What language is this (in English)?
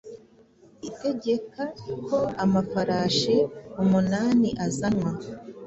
Kinyarwanda